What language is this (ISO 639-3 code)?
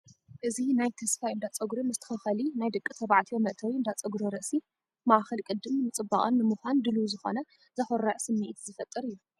tir